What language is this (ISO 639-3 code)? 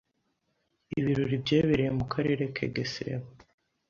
kin